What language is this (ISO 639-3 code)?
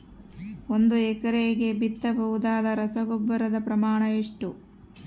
kan